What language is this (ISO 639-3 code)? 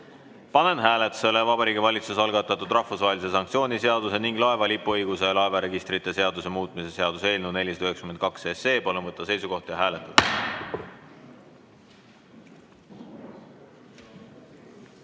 est